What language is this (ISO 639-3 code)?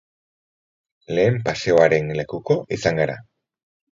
eus